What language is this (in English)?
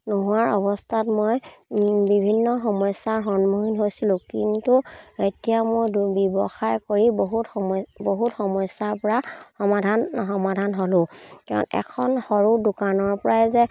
Assamese